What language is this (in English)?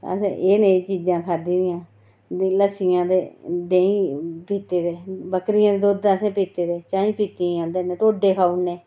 Dogri